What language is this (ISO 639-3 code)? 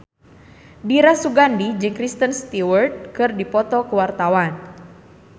sun